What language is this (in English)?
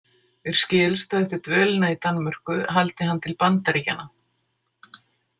Icelandic